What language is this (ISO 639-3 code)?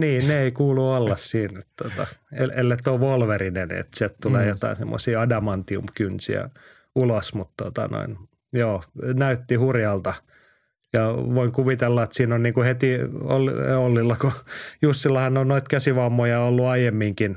fin